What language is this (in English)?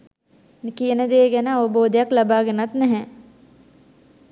Sinhala